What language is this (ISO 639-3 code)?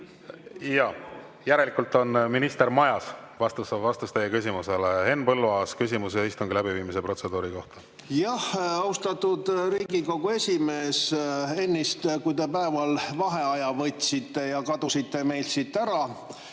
est